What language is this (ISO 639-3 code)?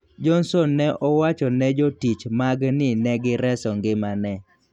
luo